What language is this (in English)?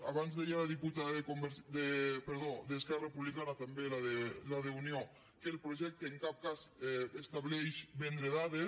Catalan